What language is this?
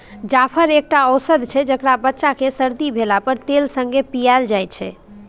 Maithili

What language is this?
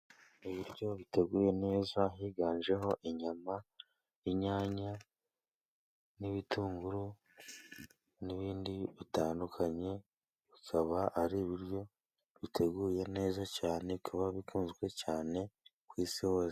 Kinyarwanda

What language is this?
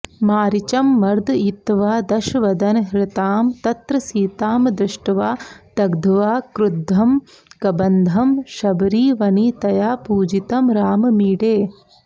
Sanskrit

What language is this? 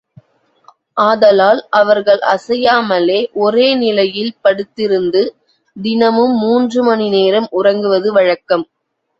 Tamil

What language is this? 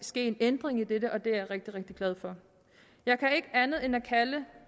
Danish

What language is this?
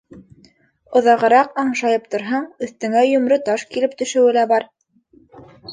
Bashkir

